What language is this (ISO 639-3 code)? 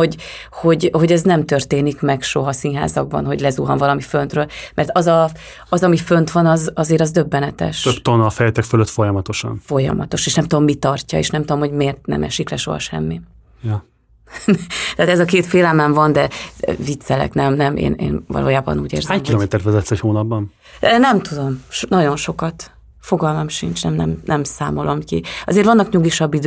hun